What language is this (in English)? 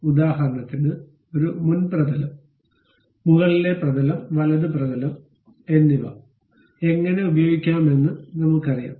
Malayalam